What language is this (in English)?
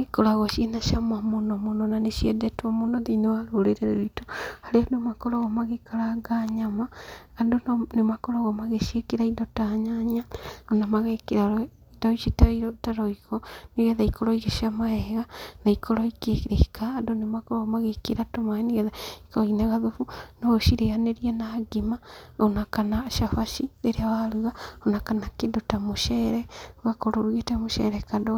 Kikuyu